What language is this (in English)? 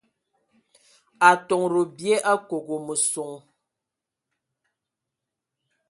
Ewondo